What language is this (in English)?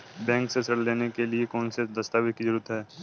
Hindi